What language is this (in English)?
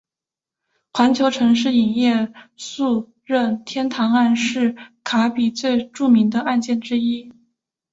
Chinese